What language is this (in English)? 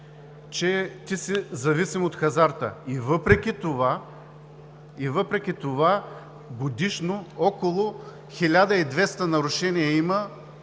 Bulgarian